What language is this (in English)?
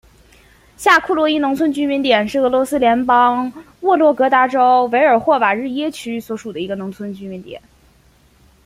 Chinese